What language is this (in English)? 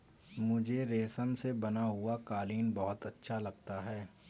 Hindi